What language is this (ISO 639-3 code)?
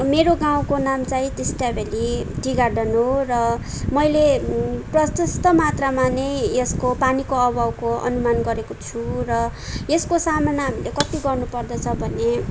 nep